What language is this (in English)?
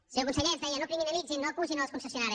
Catalan